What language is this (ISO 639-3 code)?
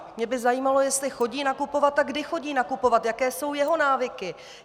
ces